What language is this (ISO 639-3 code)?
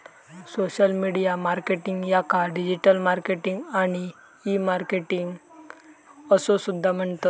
mar